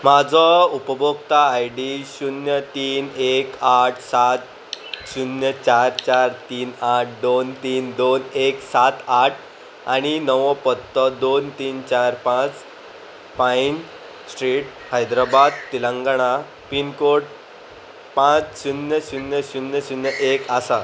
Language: Konkani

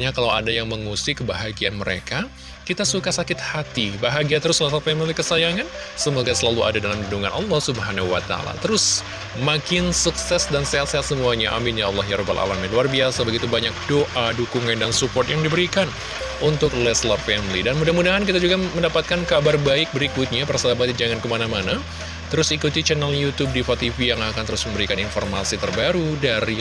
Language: Indonesian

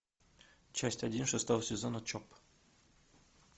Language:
Russian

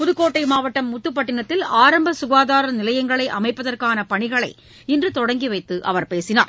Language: Tamil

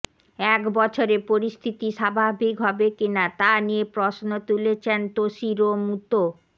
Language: Bangla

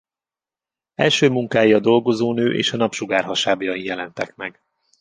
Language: Hungarian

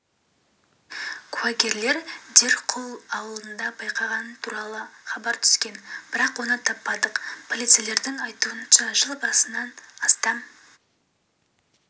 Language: Kazakh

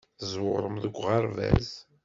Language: Kabyle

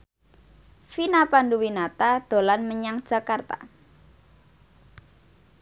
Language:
Javanese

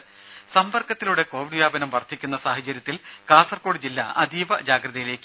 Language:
Malayalam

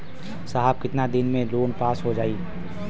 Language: Bhojpuri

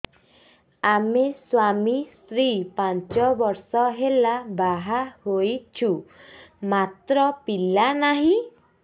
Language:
Odia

